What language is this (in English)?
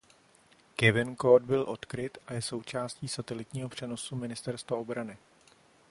Czech